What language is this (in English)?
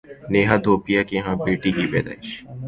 Urdu